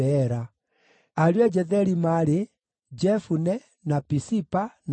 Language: Kikuyu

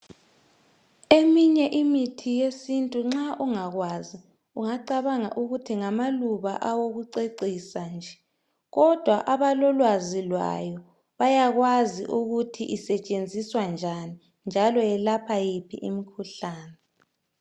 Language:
North Ndebele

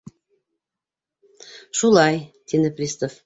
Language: Bashkir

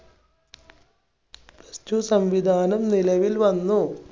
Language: Malayalam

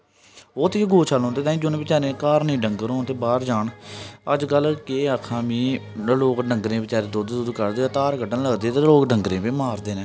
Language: Dogri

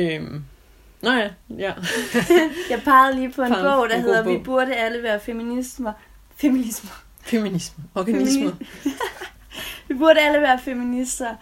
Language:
Danish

